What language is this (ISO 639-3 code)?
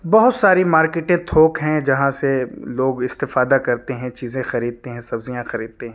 urd